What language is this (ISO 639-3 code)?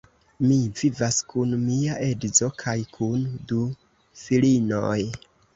epo